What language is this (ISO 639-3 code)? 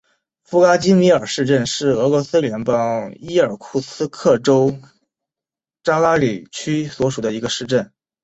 zho